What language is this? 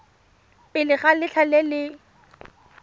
Tswana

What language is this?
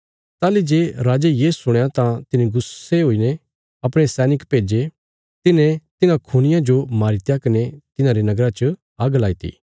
Bilaspuri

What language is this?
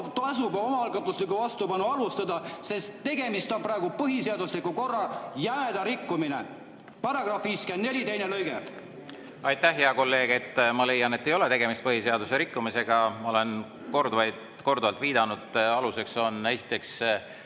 Estonian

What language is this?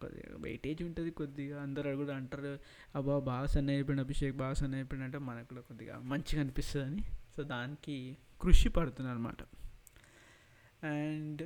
Telugu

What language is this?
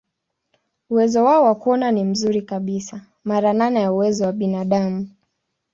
Swahili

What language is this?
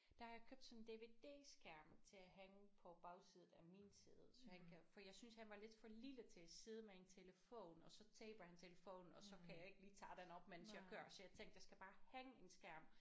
Danish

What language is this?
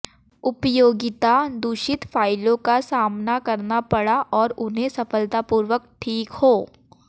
Hindi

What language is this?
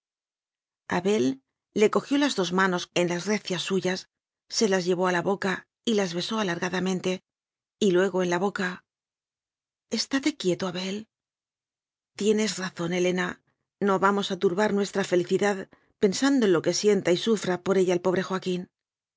Spanish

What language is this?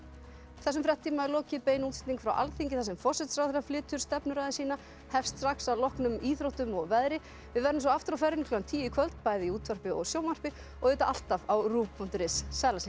Icelandic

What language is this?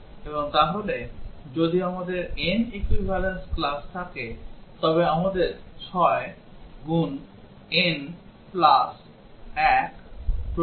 Bangla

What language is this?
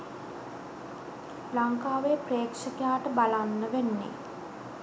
Sinhala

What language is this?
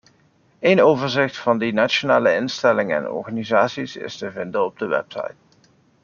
Dutch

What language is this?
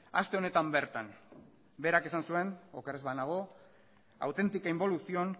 Basque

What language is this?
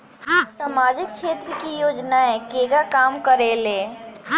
Bhojpuri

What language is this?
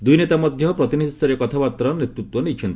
Odia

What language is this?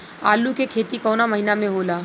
Bhojpuri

